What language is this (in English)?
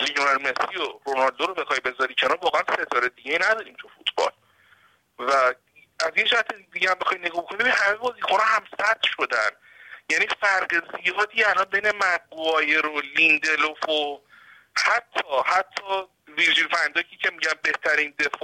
Persian